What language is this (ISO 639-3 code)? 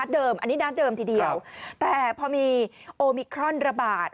tha